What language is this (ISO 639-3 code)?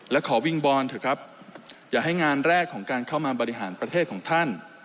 tha